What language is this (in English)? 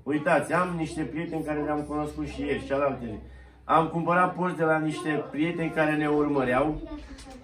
Romanian